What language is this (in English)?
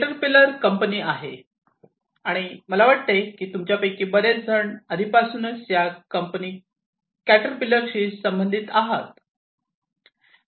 Marathi